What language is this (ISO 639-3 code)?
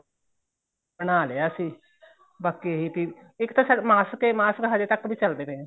pan